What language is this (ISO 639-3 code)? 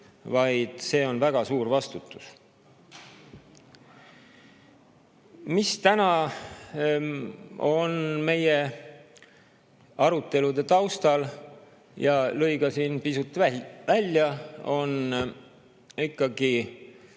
est